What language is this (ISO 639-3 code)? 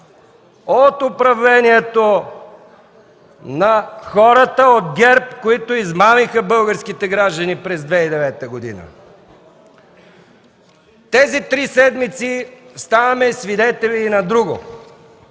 bul